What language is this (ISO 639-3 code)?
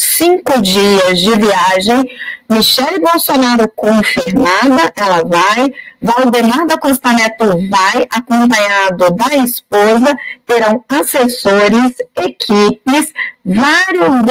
por